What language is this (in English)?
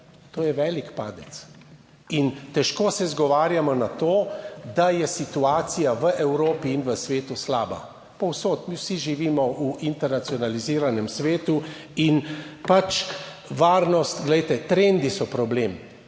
Slovenian